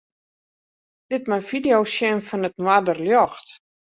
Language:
Western Frisian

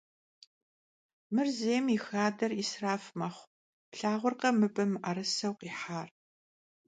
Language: Kabardian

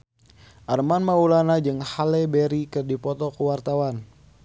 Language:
Sundanese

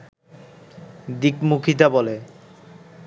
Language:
Bangla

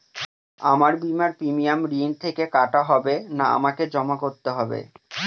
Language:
Bangla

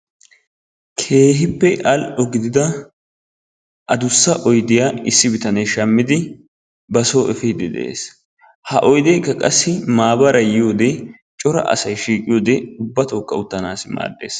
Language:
Wolaytta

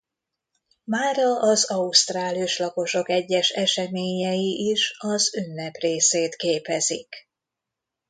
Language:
Hungarian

